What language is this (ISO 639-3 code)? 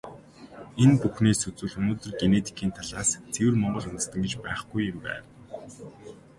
mon